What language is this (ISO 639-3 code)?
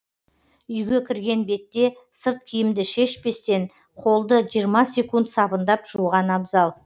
kaz